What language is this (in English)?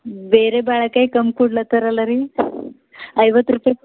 Kannada